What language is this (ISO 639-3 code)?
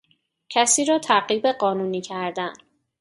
fas